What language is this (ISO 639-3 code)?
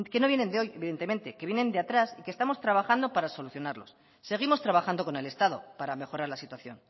spa